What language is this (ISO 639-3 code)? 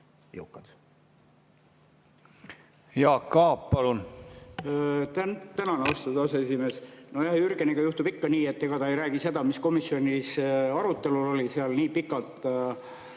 est